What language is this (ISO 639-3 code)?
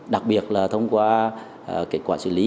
vie